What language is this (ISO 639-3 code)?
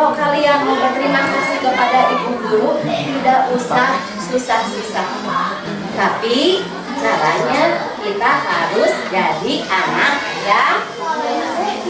ind